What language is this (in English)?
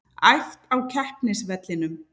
Icelandic